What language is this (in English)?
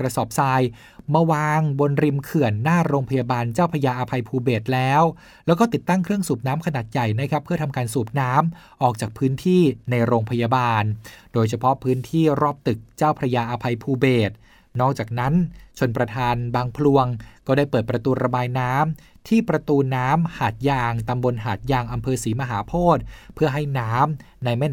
Thai